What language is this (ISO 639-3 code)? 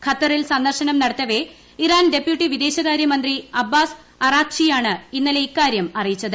mal